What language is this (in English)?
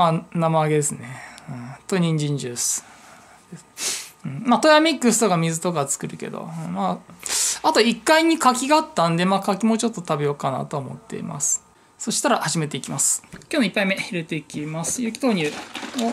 Japanese